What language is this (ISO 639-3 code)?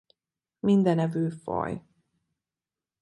hun